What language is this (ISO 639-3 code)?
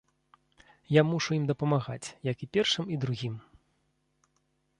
bel